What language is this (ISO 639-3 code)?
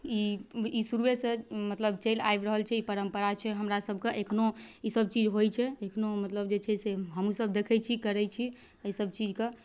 mai